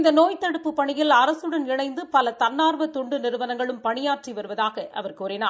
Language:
Tamil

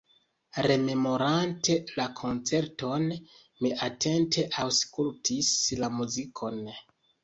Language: Esperanto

